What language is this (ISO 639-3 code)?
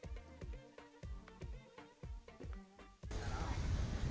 ind